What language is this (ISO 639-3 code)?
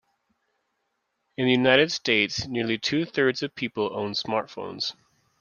eng